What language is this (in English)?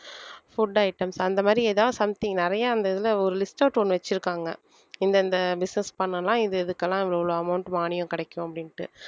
Tamil